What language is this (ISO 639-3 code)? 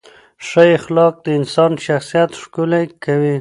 pus